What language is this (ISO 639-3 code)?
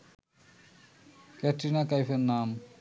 ben